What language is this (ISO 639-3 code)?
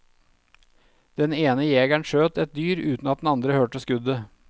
nor